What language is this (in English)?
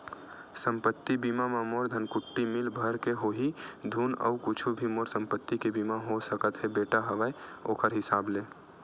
Chhattisgarhi